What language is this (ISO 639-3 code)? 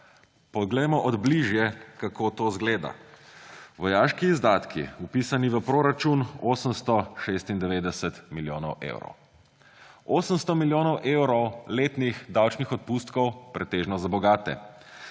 slv